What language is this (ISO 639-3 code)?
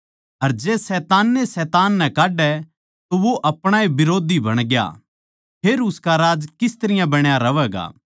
bgc